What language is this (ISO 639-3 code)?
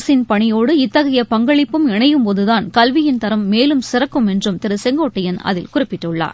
tam